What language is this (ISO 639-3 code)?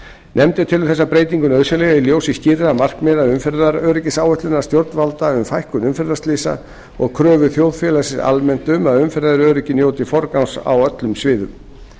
isl